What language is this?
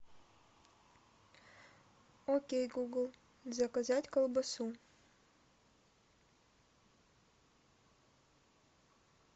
Russian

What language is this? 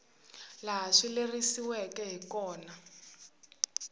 Tsonga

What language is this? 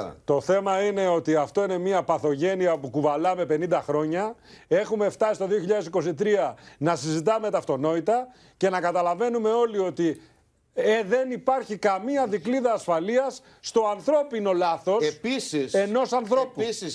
Greek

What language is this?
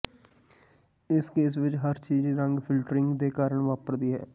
Punjabi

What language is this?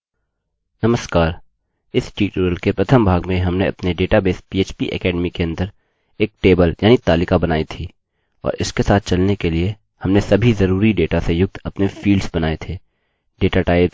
Hindi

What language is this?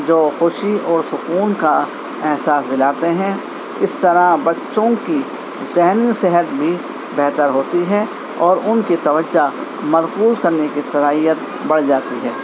Urdu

